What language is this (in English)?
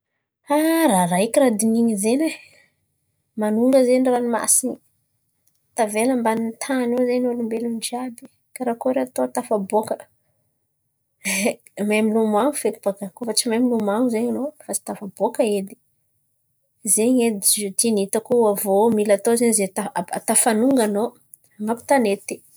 Antankarana Malagasy